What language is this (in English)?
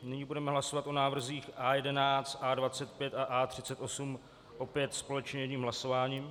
Czech